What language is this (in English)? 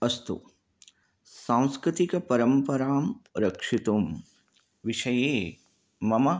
Sanskrit